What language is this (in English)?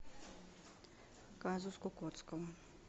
Russian